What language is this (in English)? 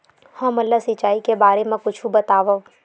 Chhattisgarhi